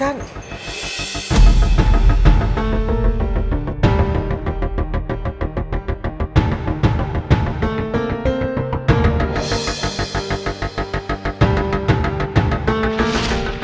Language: Indonesian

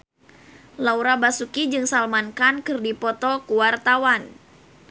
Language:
Sundanese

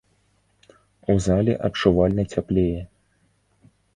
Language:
Belarusian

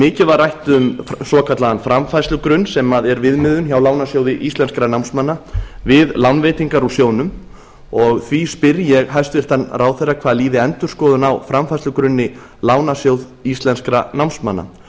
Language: Icelandic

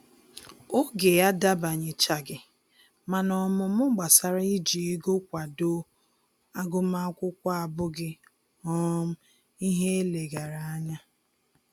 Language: Igbo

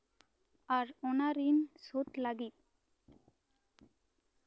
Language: Santali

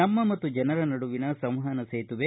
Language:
Kannada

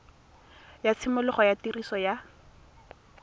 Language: Tswana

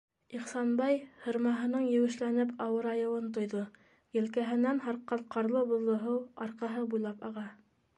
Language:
Bashkir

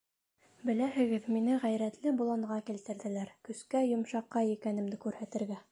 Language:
Bashkir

